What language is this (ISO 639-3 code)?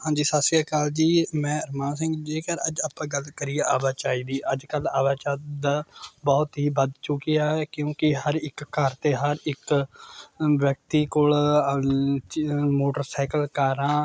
pan